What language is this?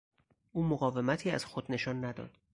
Persian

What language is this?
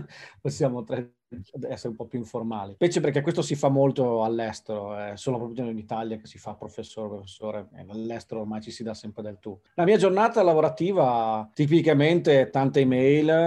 Italian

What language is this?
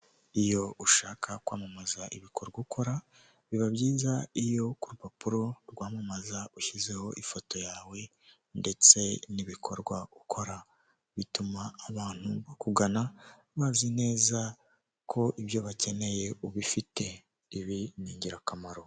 Kinyarwanda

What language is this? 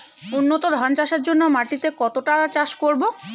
Bangla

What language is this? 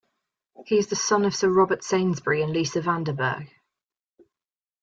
English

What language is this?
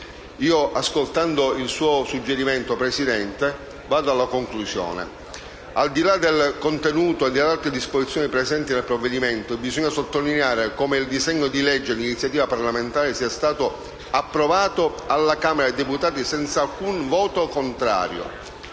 Italian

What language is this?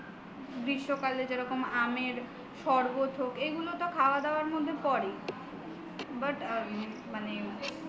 Bangla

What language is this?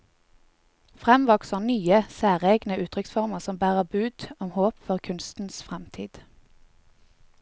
Norwegian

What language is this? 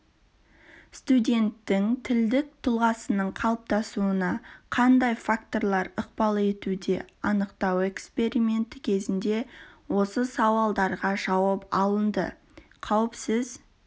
Kazakh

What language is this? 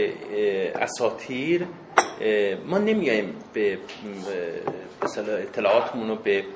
Persian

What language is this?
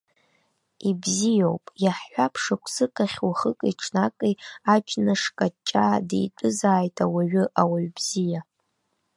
Abkhazian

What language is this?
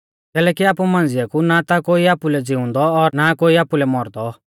Mahasu Pahari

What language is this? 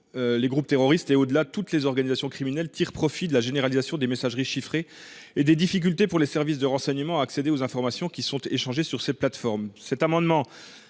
French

